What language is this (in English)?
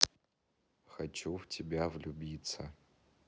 Russian